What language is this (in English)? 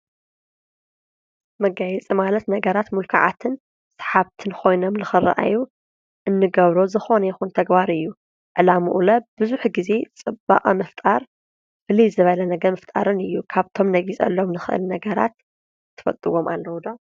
Tigrinya